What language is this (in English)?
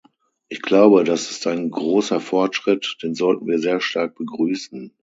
German